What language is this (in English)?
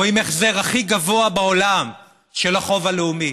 Hebrew